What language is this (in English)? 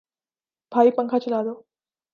Urdu